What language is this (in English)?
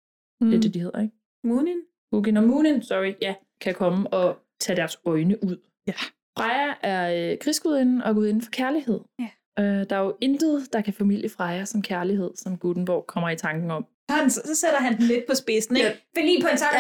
Danish